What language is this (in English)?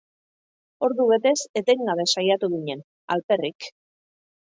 Basque